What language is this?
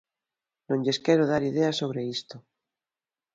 Galician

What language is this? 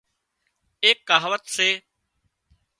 Wadiyara Koli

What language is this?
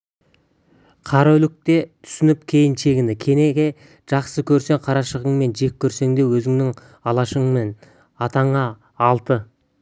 Kazakh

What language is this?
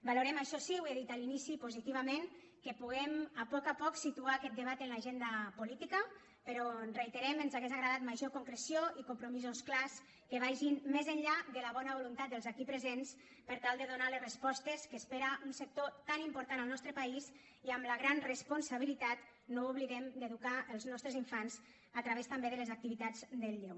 Catalan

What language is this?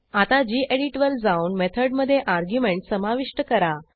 Marathi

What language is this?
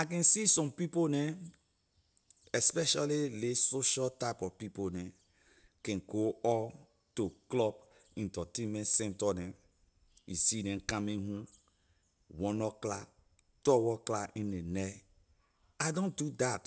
Liberian English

